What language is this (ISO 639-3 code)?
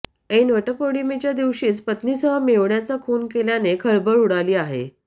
mar